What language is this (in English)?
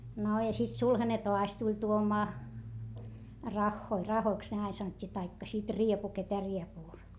Finnish